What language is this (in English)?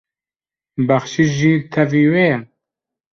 Kurdish